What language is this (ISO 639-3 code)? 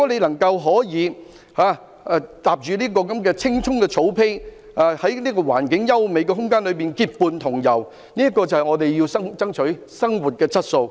yue